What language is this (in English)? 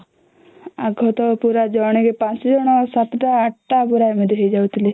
Odia